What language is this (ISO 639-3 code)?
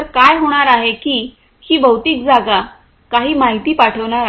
mar